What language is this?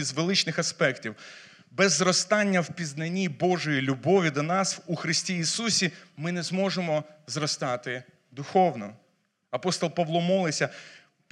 Ukrainian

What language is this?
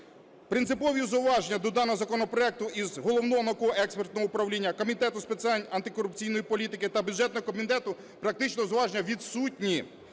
Ukrainian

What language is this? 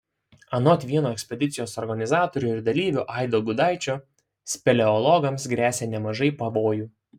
Lithuanian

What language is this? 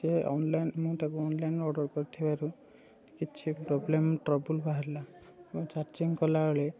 Odia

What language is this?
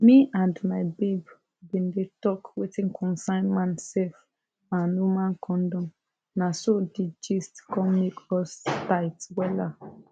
Nigerian Pidgin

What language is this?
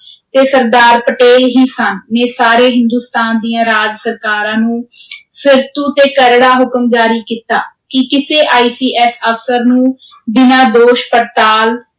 Punjabi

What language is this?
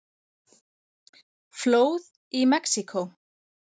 Icelandic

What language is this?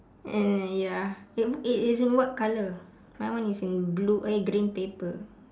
English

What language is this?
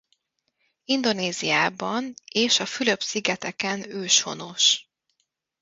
Hungarian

